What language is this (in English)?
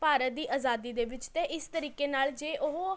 Punjabi